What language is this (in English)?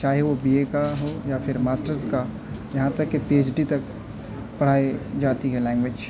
Urdu